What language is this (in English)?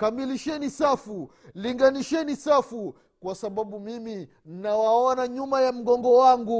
Swahili